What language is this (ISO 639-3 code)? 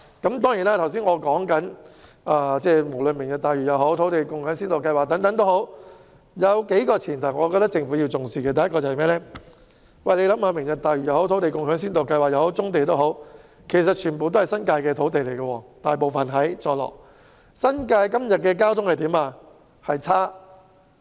yue